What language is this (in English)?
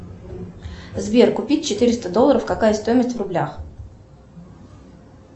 Russian